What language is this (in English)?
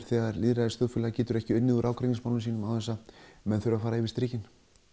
Icelandic